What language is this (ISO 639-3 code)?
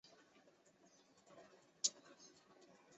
zho